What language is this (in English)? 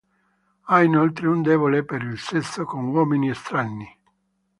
Italian